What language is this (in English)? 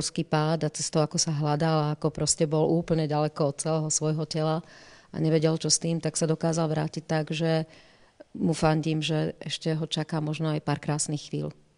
Slovak